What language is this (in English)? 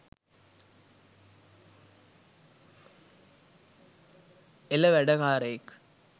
Sinhala